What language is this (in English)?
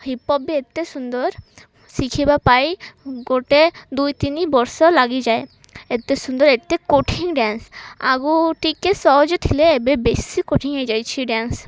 Odia